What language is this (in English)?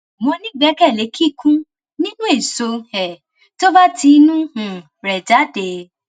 Yoruba